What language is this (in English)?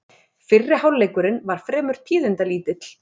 Icelandic